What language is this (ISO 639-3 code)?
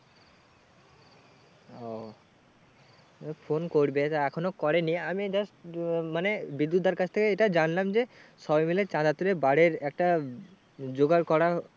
ben